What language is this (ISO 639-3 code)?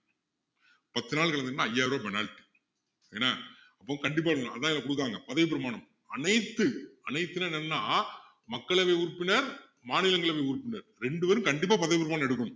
tam